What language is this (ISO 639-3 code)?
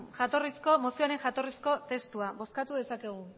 eus